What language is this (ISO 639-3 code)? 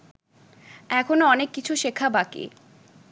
ben